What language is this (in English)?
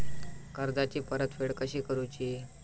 Marathi